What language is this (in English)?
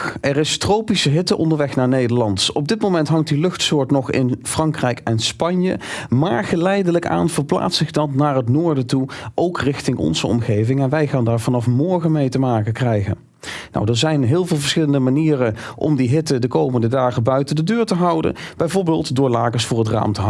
Dutch